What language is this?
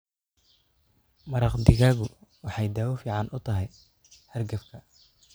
Somali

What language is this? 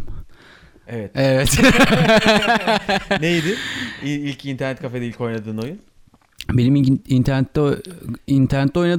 Turkish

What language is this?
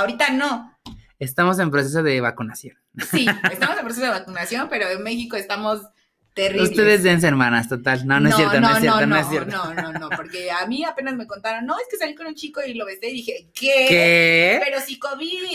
Spanish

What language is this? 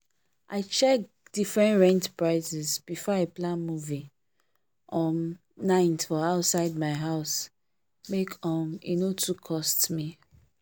Nigerian Pidgin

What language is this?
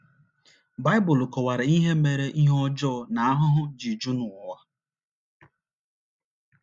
Igbo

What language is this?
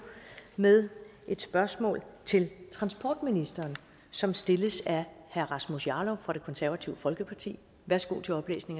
Danish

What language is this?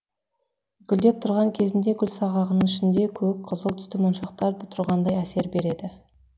Kazakh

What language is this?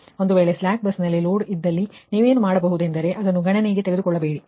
Kannada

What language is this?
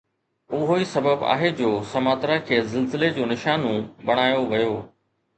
Sindhi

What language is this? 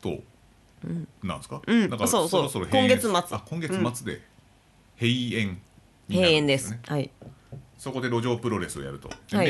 Japanese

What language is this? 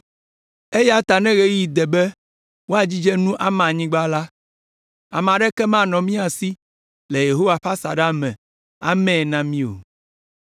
Ewe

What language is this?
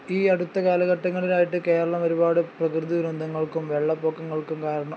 Malayalam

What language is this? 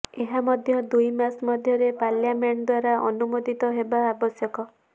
Odia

